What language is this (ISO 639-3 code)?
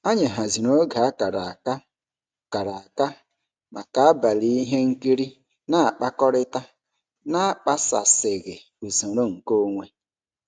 ibo